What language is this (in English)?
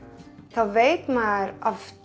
Icelandic